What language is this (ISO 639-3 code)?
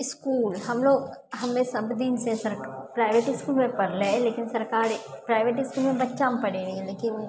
mai